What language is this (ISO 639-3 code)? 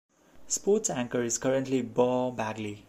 eng